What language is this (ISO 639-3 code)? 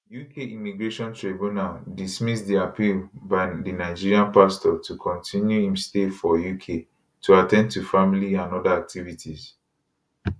pcm